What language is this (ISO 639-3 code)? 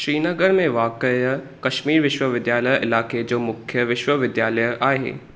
snd